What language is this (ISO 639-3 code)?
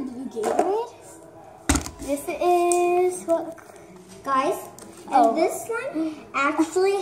eng